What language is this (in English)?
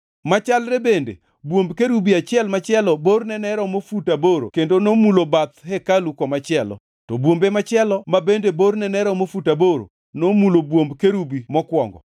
Luo (Kenya and Tanzania)